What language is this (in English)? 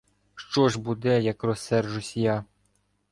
Ukrainian